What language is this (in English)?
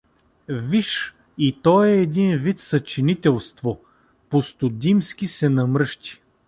Bulgarian